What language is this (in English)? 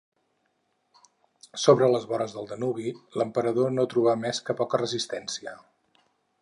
Catalan